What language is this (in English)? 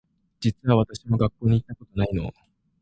Japanese